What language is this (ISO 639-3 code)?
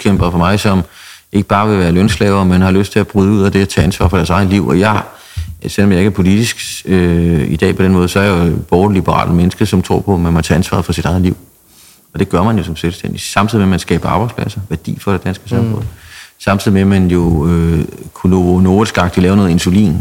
dan